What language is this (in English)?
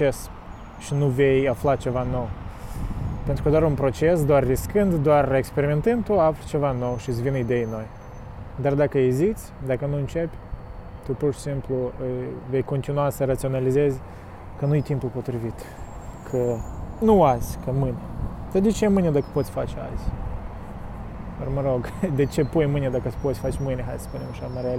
Romanian